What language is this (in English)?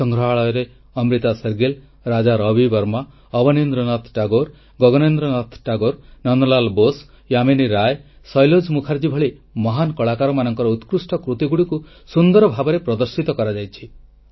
Odia